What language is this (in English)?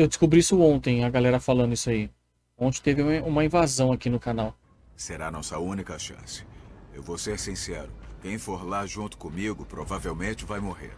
Portuguese